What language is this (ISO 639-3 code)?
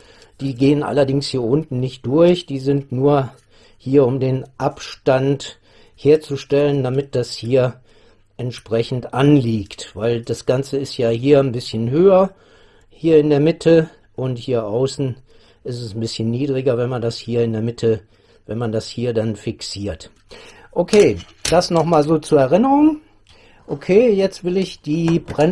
deu